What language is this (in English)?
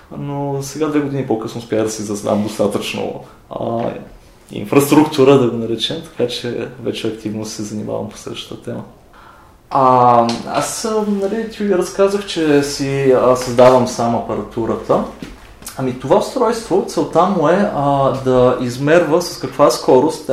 Bulgarian